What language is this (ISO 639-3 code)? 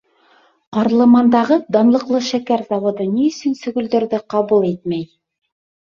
bak